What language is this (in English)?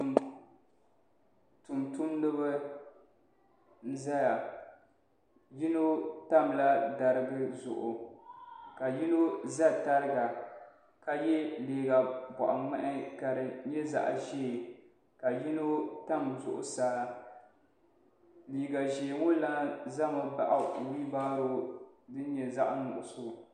Dagbani